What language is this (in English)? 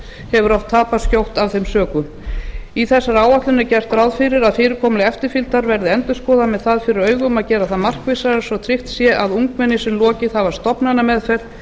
Icelandic